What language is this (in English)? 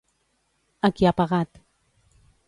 Catalan